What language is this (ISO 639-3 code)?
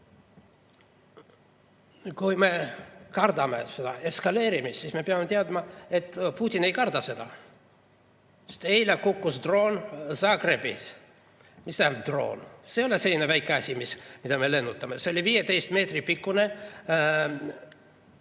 est